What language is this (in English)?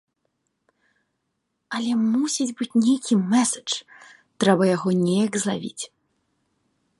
Belarusian